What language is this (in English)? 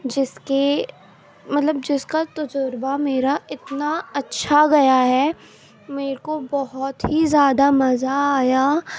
Urdu